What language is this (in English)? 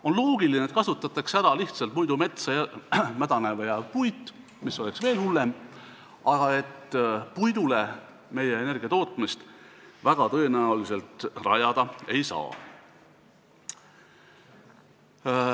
Estonian